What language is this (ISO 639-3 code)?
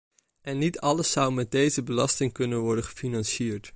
nld